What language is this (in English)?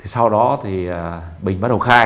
Vietnamese